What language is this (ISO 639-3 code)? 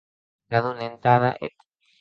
oci